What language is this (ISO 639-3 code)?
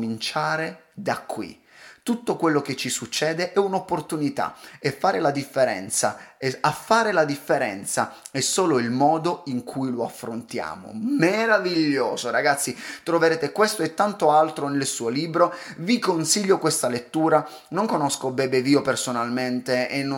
ita